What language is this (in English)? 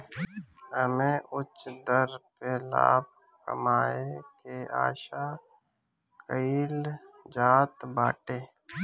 Bhojpuri